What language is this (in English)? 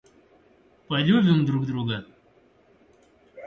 Russian